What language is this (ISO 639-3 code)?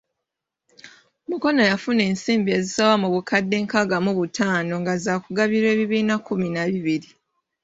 lug